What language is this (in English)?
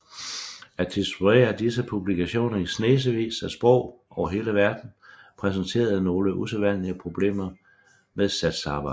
Danish